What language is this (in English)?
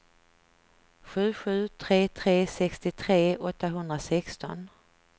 Swedish